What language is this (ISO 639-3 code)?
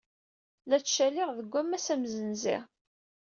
kab